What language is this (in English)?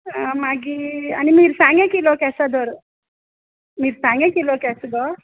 Konkani